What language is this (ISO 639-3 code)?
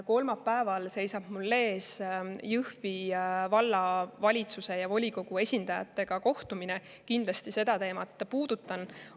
est